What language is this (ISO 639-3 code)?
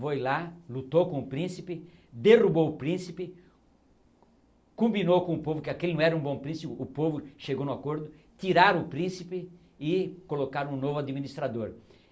por